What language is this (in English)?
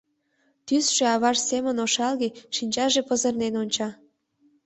Mari